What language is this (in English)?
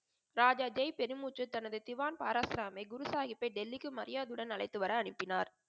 Tamil